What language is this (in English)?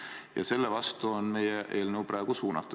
Estonian